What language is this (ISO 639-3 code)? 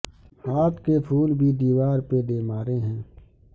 urd